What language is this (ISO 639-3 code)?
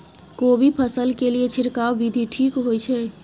mai